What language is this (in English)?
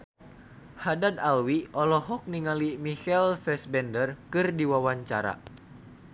Sundanese